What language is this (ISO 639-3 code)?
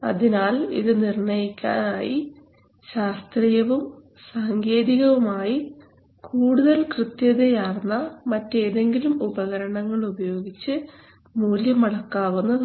mal